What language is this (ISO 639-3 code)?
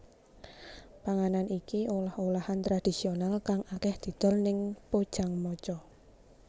jav